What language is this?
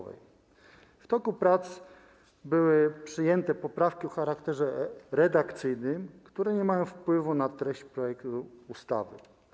Polish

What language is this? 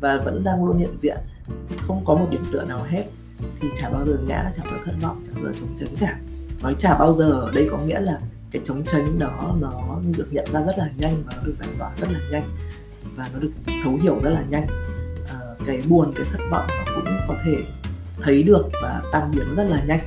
Vietnamese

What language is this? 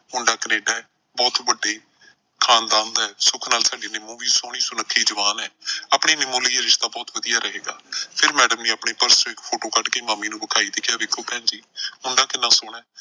Punjabi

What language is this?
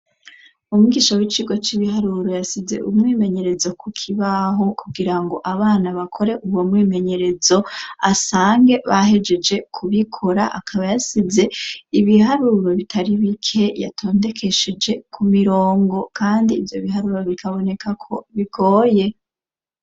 Rundi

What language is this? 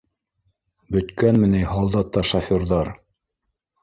Bashkir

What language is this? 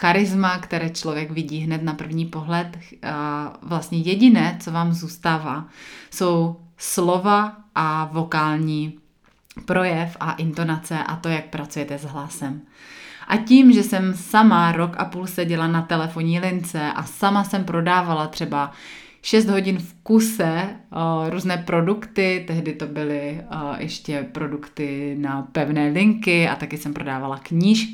Czech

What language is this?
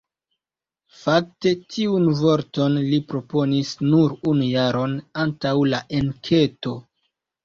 Esperanto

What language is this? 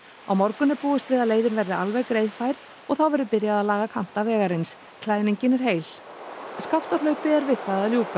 Icelandic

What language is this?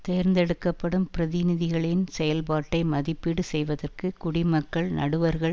Tamil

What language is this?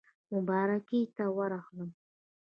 Pashto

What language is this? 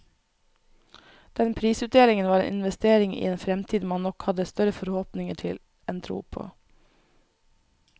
Norwegian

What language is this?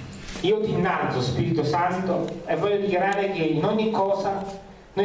Italian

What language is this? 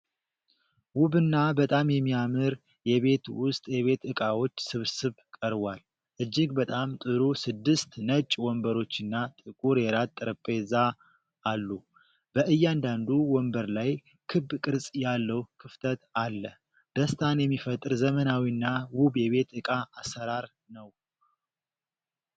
Amharic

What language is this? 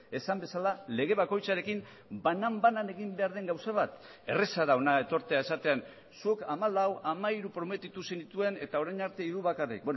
Basque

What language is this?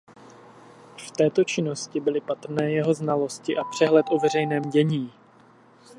Czech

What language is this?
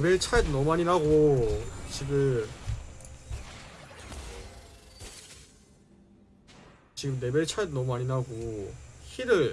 Korean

